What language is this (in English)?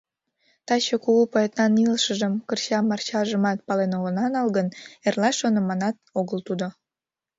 Mari